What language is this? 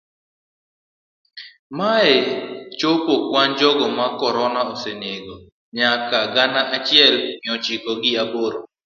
Luo (Kenya and Tanzania)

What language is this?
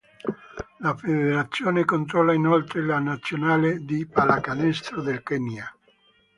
Italian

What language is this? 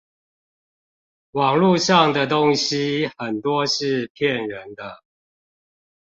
Chinese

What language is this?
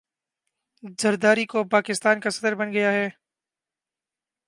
Urdu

